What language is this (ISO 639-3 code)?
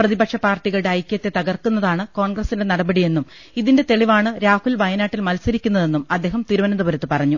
mal